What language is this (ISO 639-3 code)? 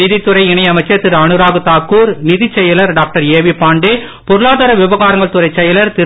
tam